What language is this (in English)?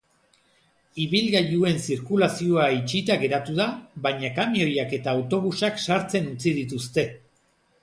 Basque